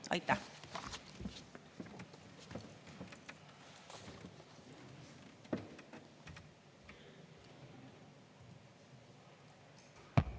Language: Estonian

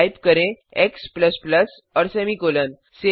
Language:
Hindi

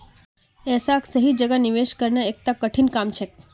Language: Magahi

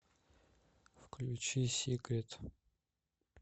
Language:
Russian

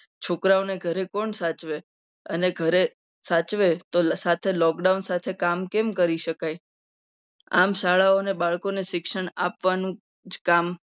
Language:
Gujarati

